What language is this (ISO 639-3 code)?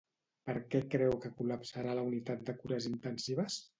cat